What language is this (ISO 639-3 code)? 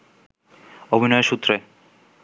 ben